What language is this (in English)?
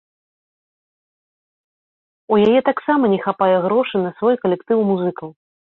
Belarusian